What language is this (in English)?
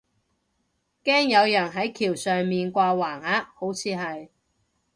Cantonese